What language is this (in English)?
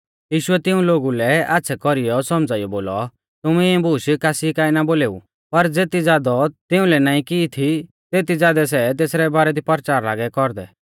Mahasu Pahari